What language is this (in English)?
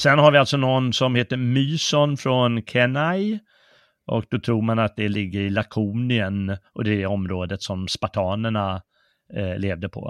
Swedish